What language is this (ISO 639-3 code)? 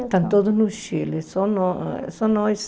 por